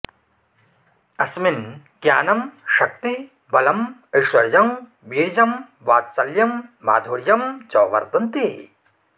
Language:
Sanskrit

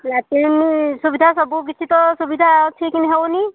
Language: Odia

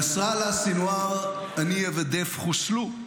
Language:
Hebrew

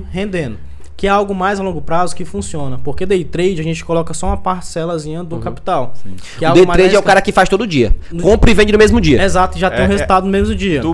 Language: Portuguese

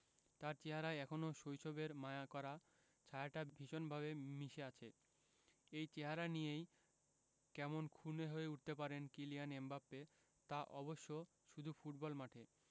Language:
Bangla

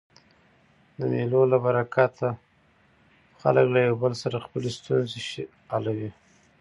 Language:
Pashto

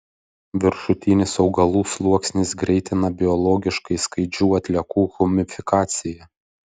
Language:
Lithuanian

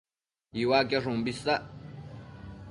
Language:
Matsés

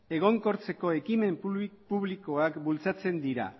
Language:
Basque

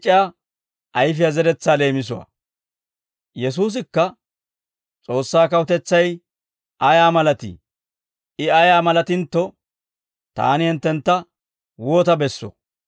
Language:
Dawro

